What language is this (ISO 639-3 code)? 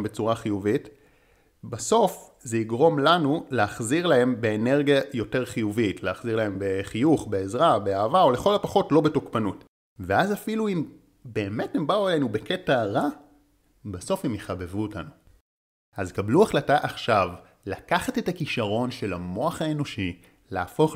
heb